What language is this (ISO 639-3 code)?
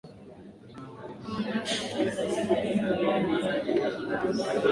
swa